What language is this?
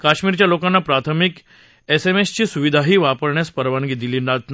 Marathi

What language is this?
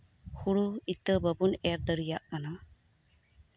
Santali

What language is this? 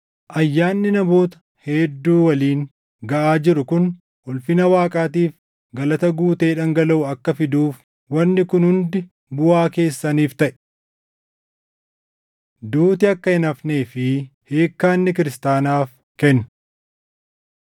Oromo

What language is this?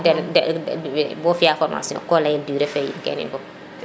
Serer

